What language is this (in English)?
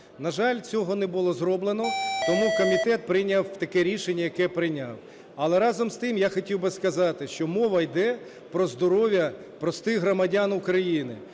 Ukrainian